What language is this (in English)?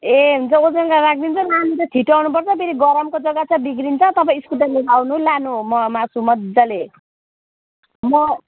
Nepali